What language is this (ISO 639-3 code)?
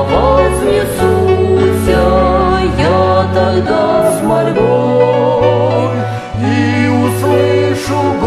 rus